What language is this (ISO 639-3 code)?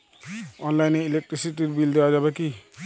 ben